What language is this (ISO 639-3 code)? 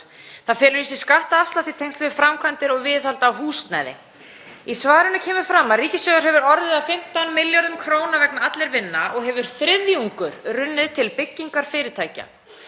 isl